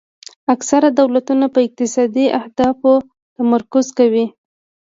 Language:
Pashto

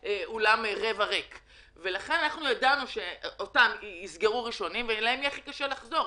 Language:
Hebrew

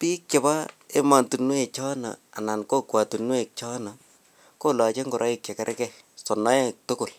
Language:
Kalenjin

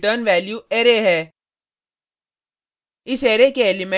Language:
Hindi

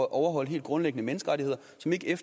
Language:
Danish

